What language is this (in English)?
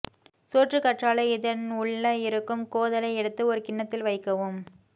Tamil